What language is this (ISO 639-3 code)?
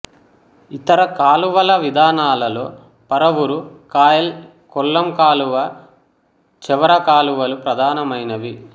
tel